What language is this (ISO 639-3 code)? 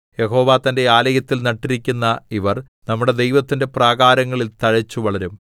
mal